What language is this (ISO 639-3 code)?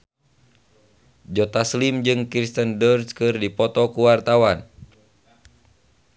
sun